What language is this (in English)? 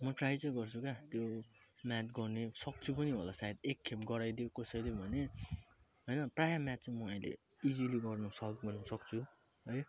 Nepali